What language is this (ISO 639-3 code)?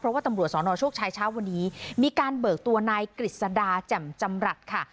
tha